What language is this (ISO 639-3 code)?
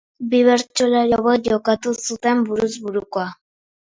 eus